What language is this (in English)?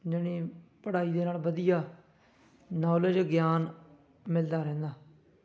Punjabi